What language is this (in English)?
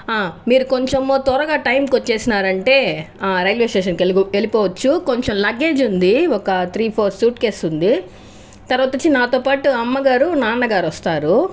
Telugu